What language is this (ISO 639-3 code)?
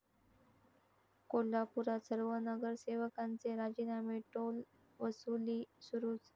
mar